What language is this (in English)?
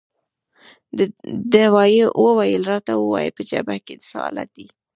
Pashto